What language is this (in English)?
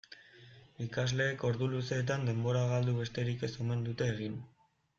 Basque